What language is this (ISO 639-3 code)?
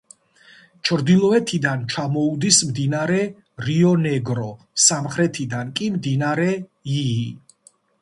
kat